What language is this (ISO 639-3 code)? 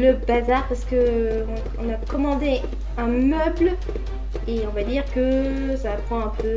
fra